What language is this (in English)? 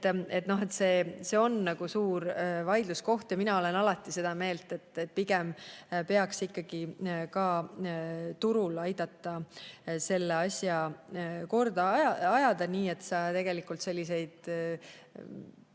Estonian